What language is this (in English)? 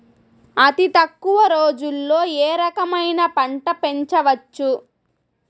Telugu